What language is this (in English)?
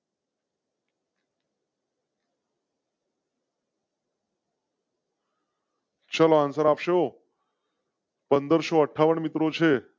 Gujarati